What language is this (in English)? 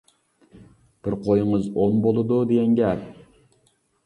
Uyghur